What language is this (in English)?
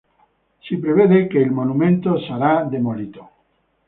Italian